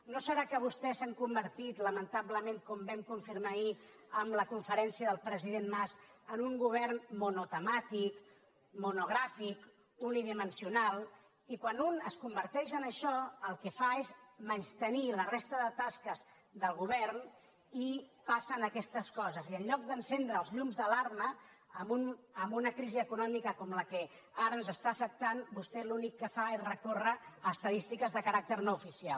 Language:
Catalan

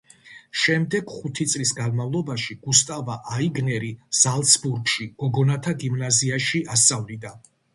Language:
Georgian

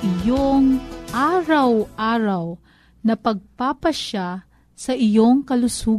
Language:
Filipino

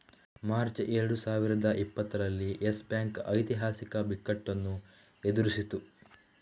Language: Kannada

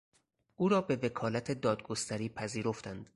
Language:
Persian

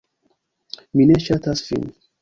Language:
Esperanto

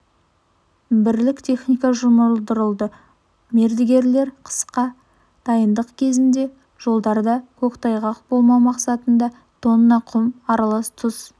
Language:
Kazakh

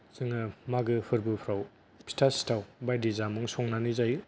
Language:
Bodo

